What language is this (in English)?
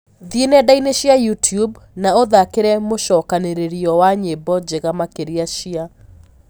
Kikuyu